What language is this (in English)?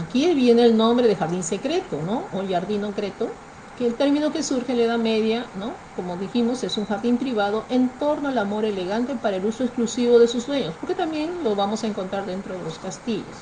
Spanish